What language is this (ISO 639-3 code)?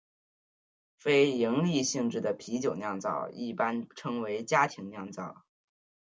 zho